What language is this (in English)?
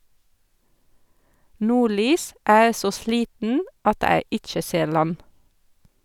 Norwegian